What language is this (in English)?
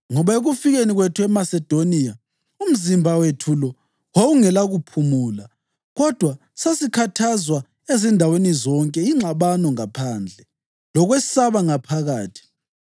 North Ndebele